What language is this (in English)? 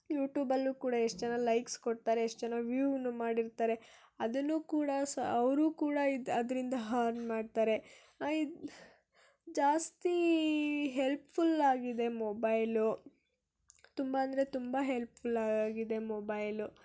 Kannada